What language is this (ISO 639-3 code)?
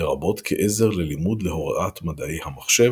heb